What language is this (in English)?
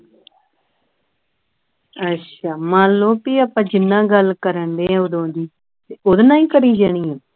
Punjabi